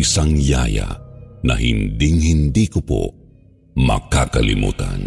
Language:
Filipino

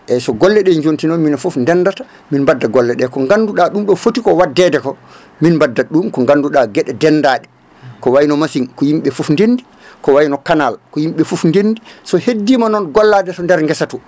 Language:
Fula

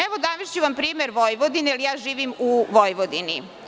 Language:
Serbian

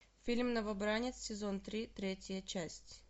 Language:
Russian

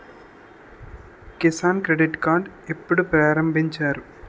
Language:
Telugu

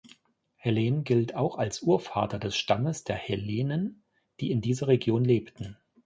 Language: German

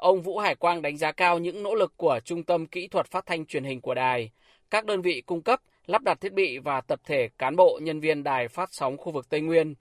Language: Vietnamese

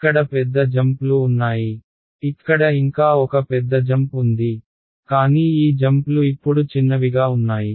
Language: Telugu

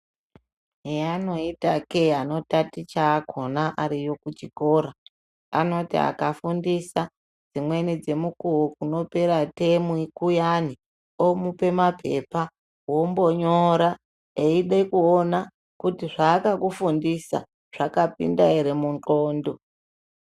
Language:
Ndau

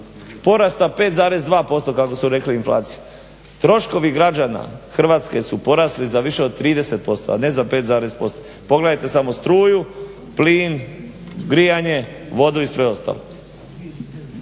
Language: Croatian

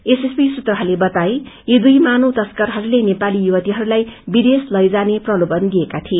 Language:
Nepali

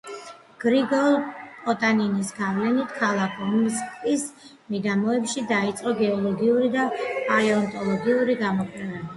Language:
Georgian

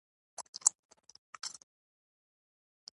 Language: Pashto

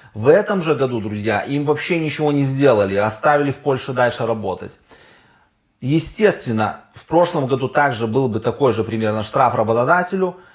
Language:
Russian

